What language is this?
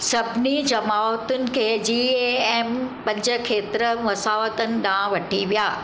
Sindhi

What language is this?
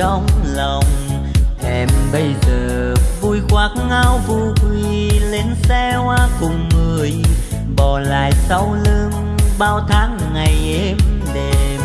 Vietnamese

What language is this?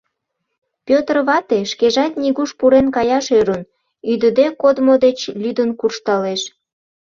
Mari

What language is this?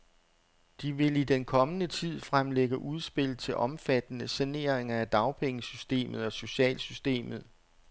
Danish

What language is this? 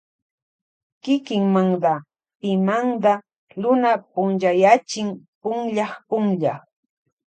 Loja Highland Quichua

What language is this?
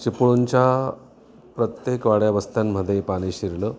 Marathi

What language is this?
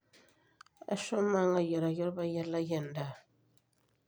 Masai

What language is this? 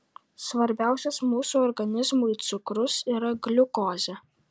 Lithuanian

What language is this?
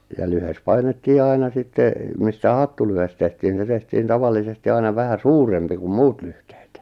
Finnish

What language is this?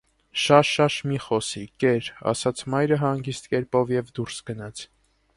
Armenian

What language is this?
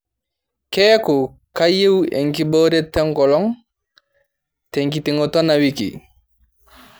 Masai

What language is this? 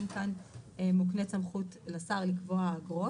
Hebrew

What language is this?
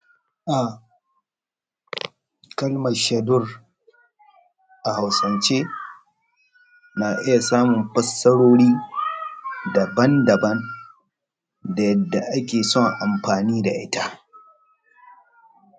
Hausa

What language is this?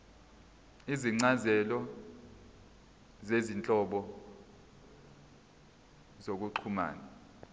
Zulu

